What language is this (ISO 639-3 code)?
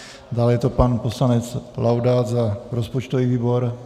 ces